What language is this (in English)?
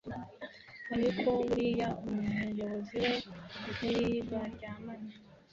Kinyarwanda